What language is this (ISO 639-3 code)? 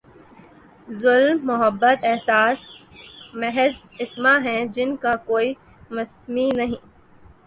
urd